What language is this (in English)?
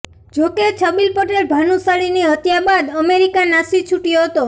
Gujarati